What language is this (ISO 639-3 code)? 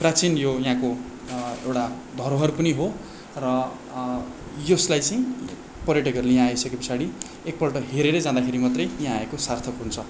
nep